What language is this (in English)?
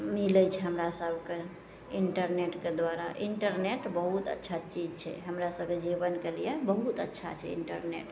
Maithili